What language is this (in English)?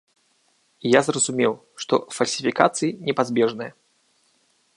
Belarusian